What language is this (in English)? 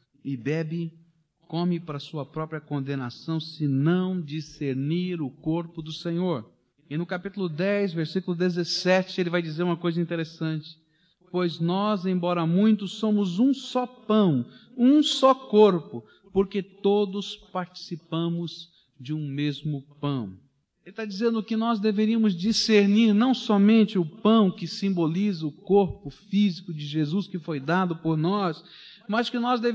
Portuguese